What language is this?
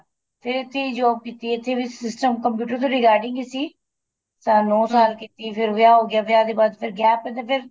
Punjabi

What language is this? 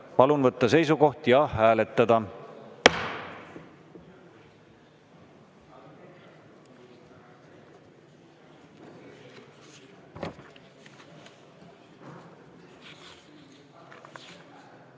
Estonian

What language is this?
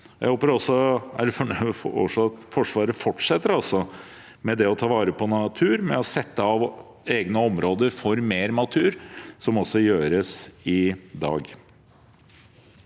Norwegian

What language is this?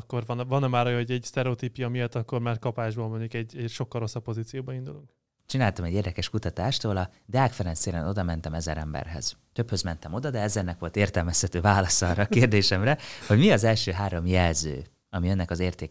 Hungarian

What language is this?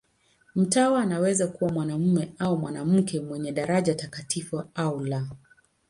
Swahili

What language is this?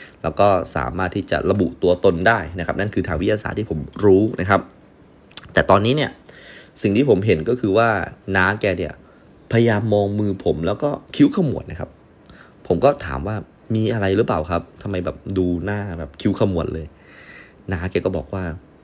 Thai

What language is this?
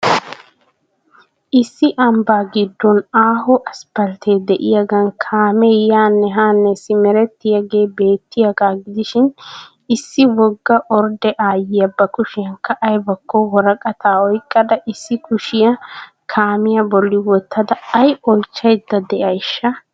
Wolaytta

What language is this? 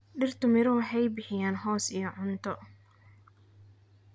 Somali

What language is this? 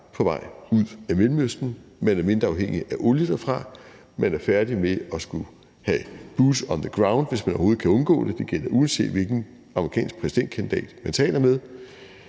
Danish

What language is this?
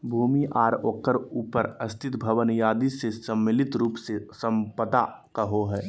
Magahi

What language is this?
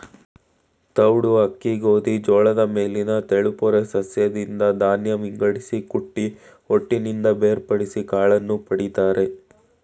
Kannada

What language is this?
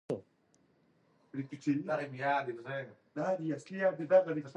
Pashto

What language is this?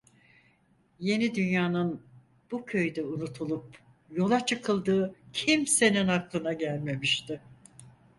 Turkish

